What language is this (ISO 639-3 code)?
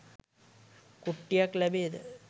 sin